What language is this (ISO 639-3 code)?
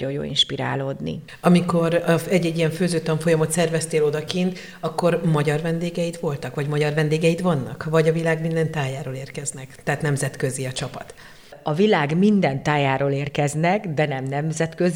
hun